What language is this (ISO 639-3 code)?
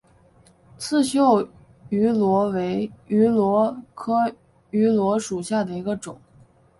zho